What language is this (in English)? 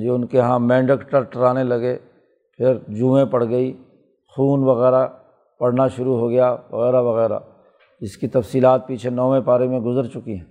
Urdu